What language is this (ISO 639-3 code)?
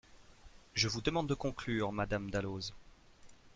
fra